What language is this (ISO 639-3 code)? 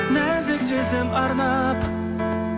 kaz